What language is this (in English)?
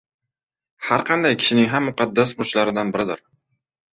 Uzbek